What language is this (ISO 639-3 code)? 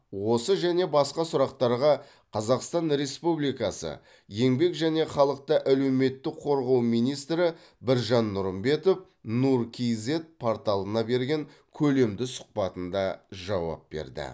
kaz